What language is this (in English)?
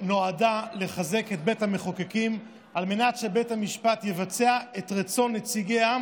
Hebrew